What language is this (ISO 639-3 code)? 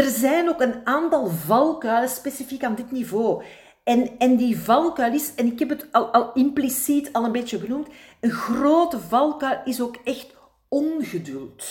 nld